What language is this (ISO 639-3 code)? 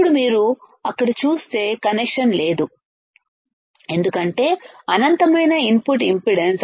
tel